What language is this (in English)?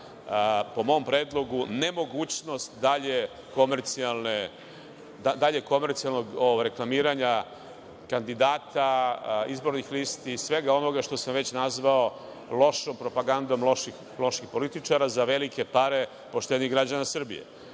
Serbian